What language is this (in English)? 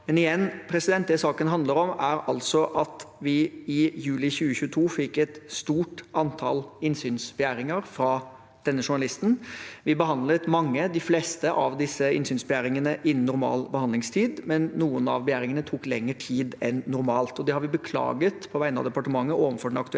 Norwegian